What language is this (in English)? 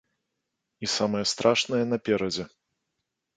Belarusian